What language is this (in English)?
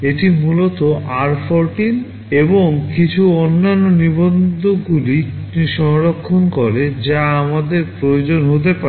Bangla